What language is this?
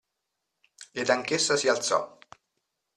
Italian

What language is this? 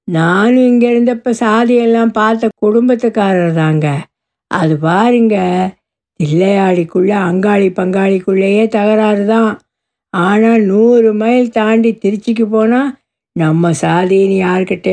Tamil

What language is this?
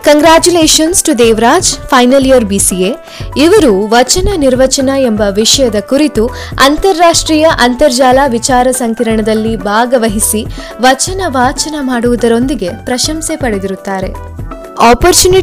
Kannada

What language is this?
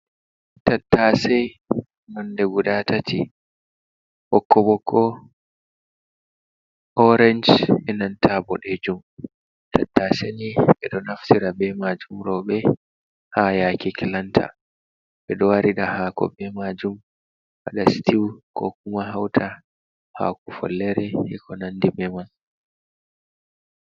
Fula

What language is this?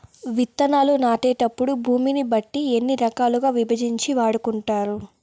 Telugu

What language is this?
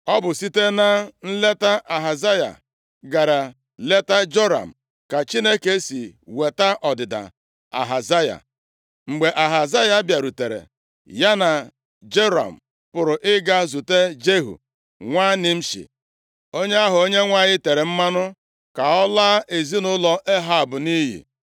Igbo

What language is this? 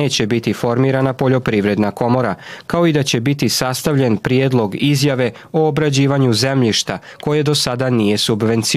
Croatian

